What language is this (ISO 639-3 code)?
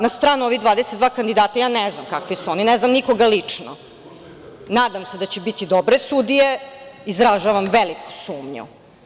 srp